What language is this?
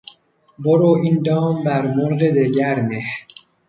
Persian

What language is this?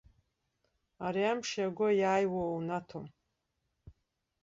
Abkhazian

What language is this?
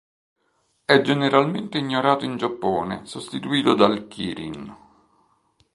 Italian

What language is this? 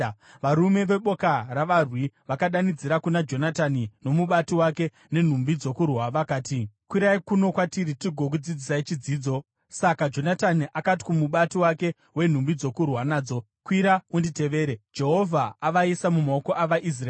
Shona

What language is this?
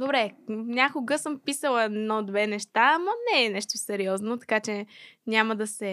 Bulgarian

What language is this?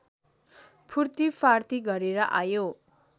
Nepali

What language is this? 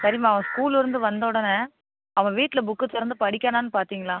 Tamil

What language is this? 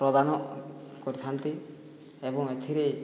Odia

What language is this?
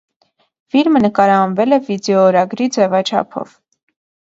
Armenian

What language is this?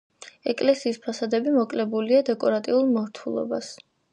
Georgian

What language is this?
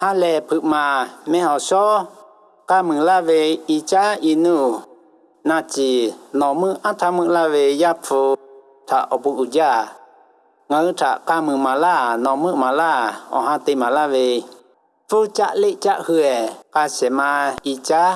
Thai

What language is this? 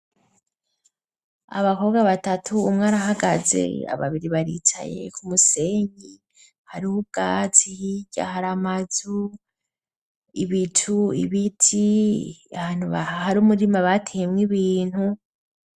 Rundi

